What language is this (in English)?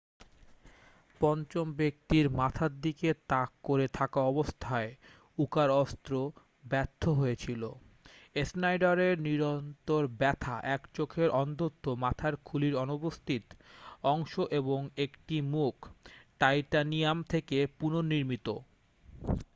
Bangla